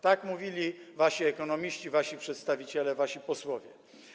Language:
Polish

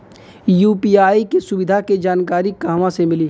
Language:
Bhojpuri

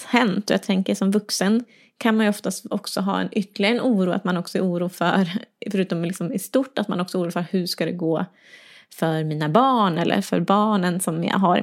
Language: Swedish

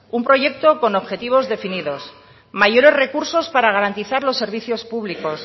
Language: Spanish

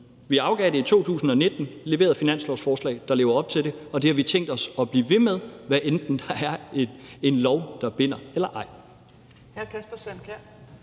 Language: Danish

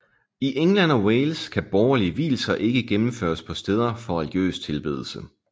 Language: Danish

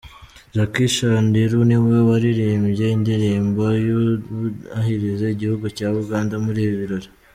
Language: Kinyarwanda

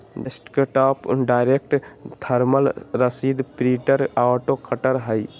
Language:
Magahi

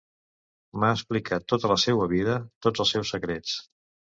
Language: Catalan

